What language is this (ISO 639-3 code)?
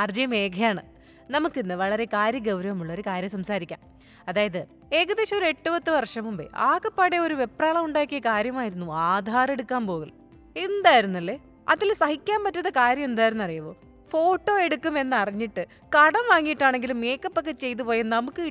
mal